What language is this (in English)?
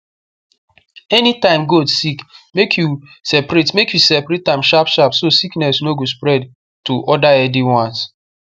Nigerian Pidgin